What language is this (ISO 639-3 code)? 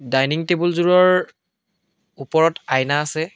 asm